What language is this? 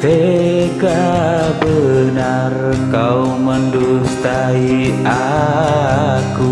Indonesian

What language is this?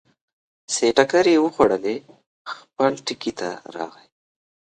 Pashto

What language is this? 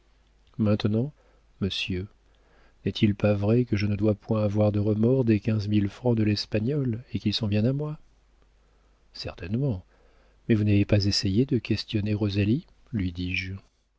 French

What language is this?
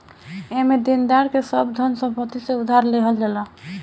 Bhojpuri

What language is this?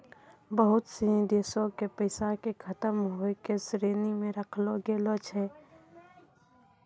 Maithili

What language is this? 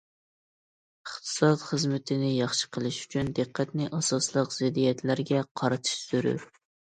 Uyghur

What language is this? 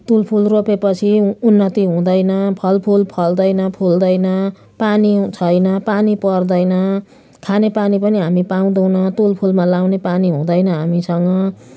Nepali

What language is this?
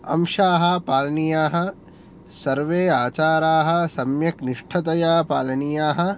Sanskrit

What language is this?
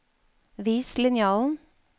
Norwegian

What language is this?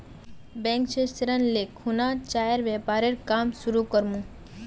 Magahi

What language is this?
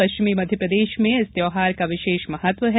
Hindi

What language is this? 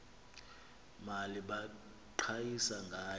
Xhosa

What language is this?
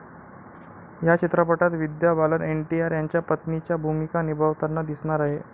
Marathi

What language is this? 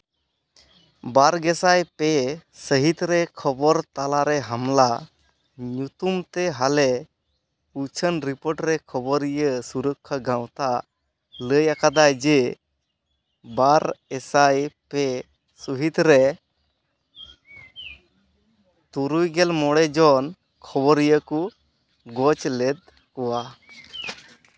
Santali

